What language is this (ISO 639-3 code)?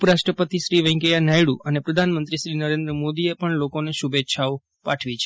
guj